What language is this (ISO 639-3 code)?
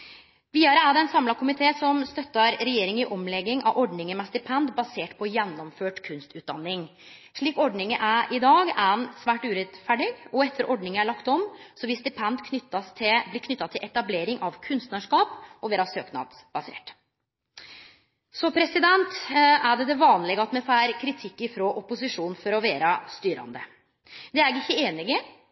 nno